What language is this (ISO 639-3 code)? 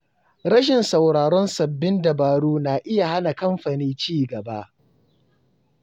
hau